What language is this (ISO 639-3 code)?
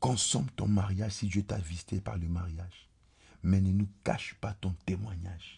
fra